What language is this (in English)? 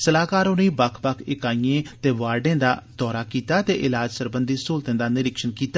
Dogri